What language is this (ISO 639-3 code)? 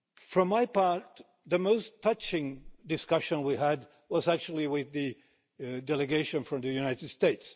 eng